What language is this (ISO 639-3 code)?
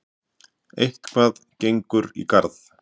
isl